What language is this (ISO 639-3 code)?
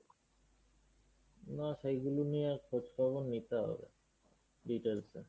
ben